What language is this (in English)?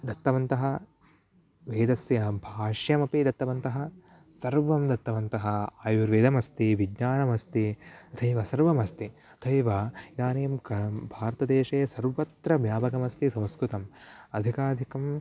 Sanskrit